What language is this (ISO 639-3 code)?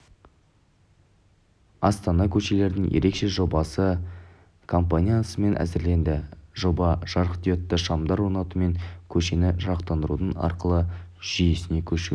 kaz